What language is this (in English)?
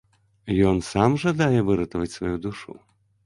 Belarusian